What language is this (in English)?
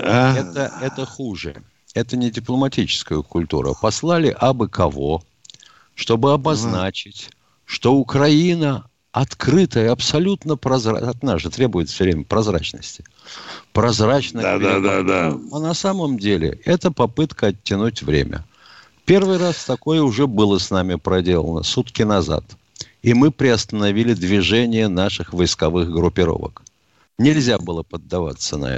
Russian